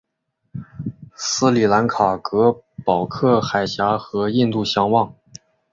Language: Chinese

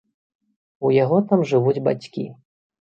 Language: Belarusian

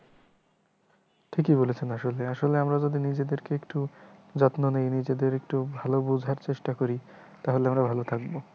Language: Bangla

